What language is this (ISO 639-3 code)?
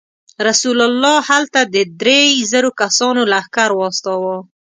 pus